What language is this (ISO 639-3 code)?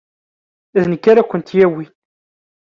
kab